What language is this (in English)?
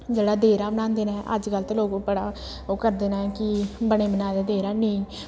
Dogri